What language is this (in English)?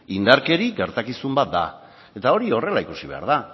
Basque